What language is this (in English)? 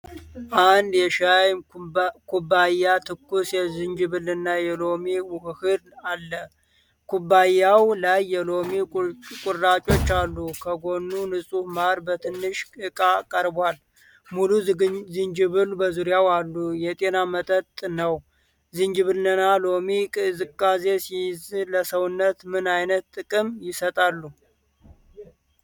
Amharic